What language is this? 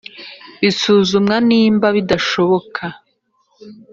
Kinyarwanda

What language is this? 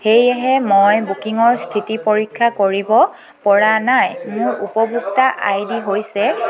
Assamese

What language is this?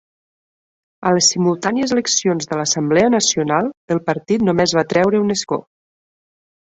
Catalan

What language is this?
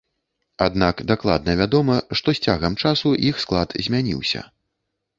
Belarusian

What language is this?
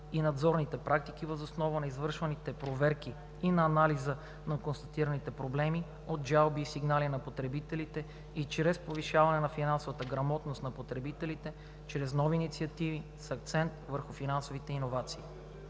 Bulgarian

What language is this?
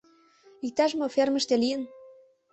Mari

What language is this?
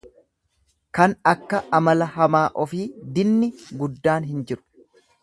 Oromo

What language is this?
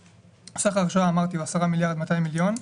Hebrew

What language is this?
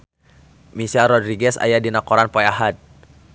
Sundanese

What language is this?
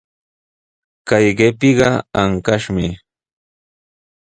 Sihuas Ancash Quechua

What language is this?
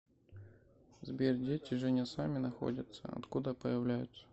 Russian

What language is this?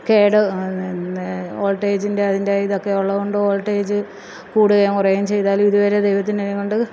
Malayalam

